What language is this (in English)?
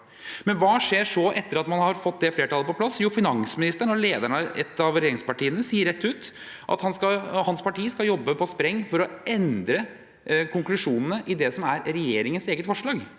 Norwegian